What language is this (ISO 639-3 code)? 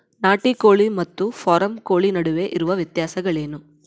kan